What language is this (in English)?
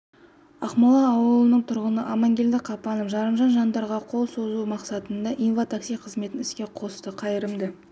Kazakh